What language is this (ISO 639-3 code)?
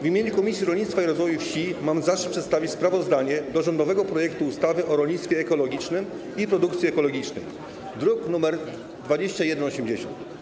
pol